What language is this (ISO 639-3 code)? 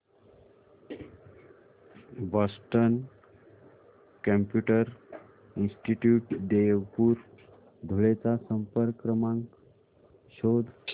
mar